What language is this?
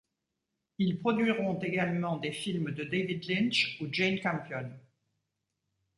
French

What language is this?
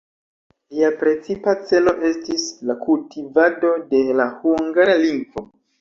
Esperanto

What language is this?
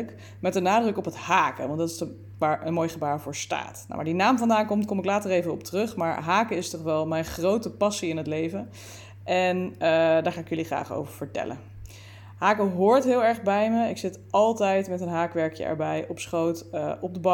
Dutch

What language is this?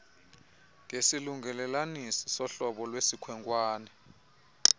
Xhosa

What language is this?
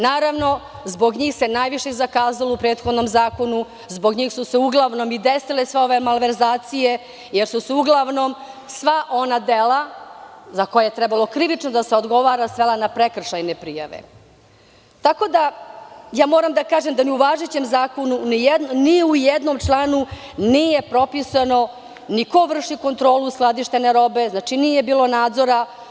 Serbian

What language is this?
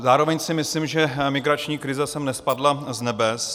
Czech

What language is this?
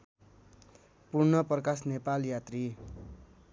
Nepali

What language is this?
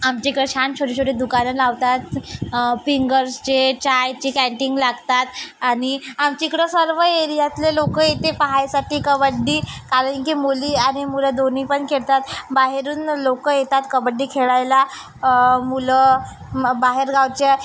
Marathi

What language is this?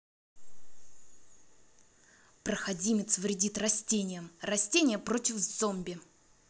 Russian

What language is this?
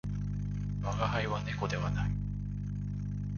Japanese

